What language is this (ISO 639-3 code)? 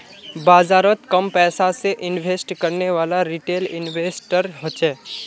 mag